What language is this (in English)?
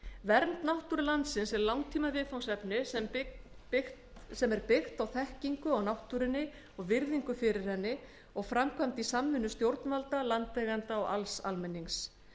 Icelandic